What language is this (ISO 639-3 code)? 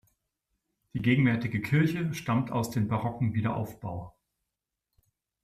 deu